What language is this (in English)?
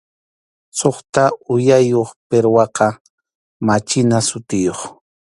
Arequipa-La Unión Quechua